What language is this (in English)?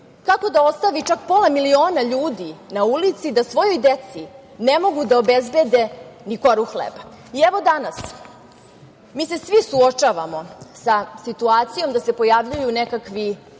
Serbian